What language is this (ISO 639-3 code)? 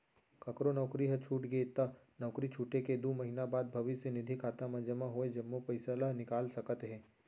hne